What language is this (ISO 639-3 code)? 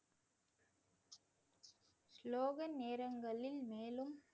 tam